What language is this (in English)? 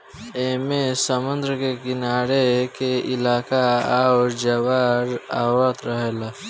Bhojpuri